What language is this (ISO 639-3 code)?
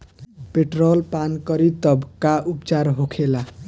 bho